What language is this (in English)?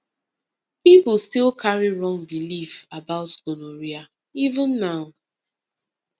Nigerian Pidgin